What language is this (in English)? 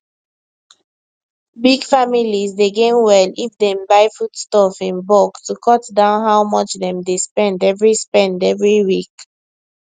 Nigerian Pidgin